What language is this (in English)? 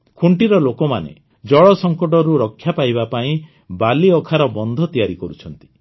Odia